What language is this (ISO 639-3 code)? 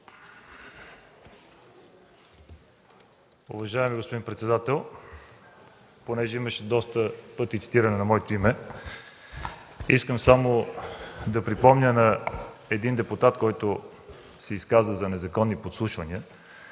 bul